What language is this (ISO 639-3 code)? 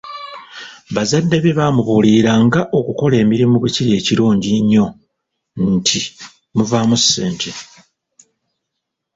lug